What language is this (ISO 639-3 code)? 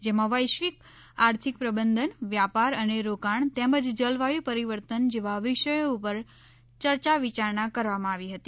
guj